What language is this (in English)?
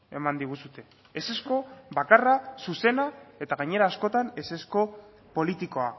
Basque